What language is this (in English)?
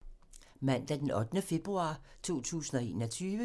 Danish